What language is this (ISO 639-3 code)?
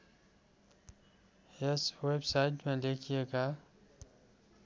nep